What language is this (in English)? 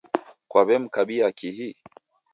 Taita